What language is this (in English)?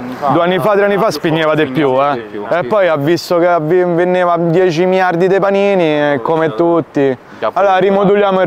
Italian